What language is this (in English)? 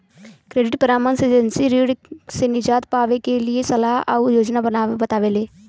Bhojpuri